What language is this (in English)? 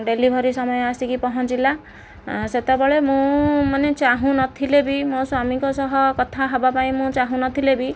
Odia